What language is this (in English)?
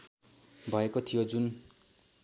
Nepali